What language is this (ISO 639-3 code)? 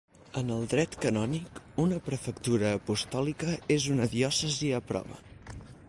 cat